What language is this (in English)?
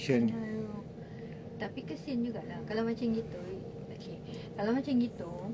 English